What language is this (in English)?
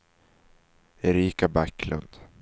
Swedish